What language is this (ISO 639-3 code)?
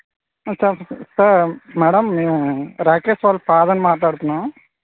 tel